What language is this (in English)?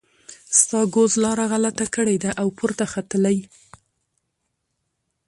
Pashto